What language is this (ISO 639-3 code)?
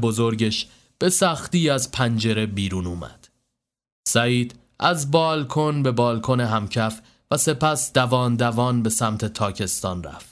fas